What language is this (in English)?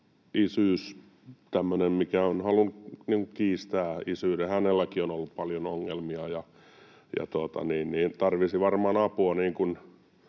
Finnish